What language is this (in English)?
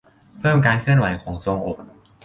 Thai